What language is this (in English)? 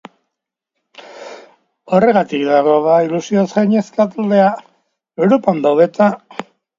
Basque